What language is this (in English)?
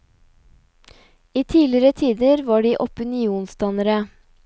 Norwegian